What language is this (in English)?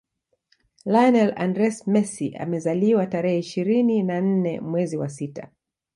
Swahili